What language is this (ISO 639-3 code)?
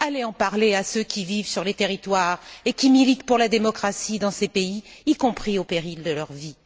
fra